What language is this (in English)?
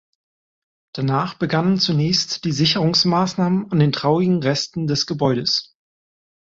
German